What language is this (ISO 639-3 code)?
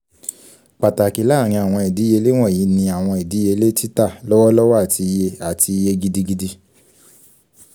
yor